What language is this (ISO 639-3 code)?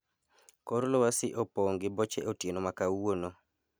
luo